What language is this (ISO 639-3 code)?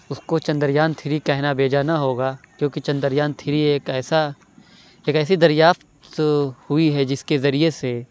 urd